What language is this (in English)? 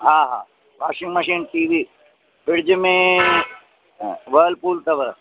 Sindhi